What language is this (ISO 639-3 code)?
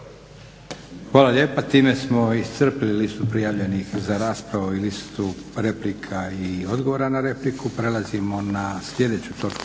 hrv